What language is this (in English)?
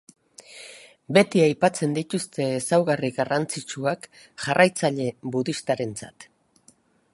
Basque